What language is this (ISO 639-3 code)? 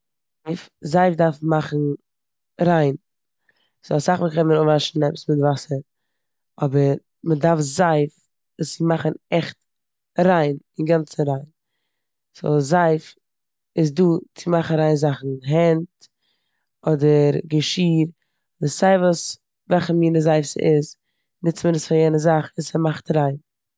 yid